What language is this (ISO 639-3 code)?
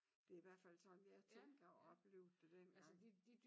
dan